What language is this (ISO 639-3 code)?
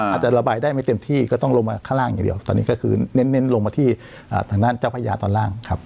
tha